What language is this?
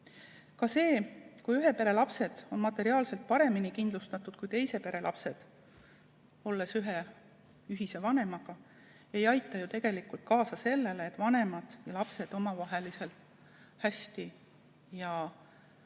Estonian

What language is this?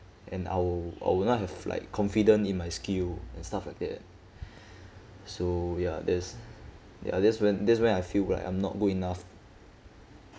English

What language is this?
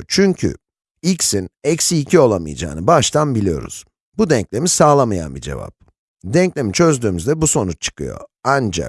Turkish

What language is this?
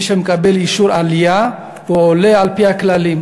Hebrew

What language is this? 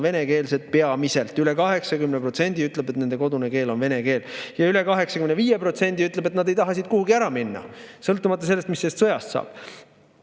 Estonian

